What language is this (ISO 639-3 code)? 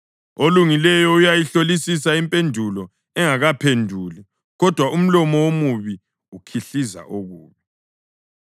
nde